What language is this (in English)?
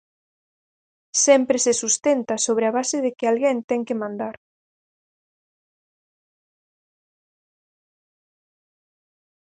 Galician